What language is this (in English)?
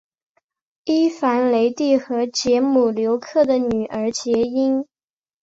Chinese